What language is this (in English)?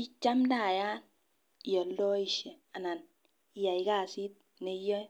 Kalenjin